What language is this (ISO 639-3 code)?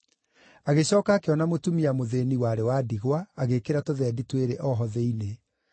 kik